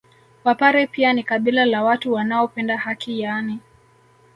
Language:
Swahili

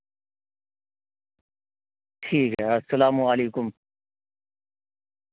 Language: Urdu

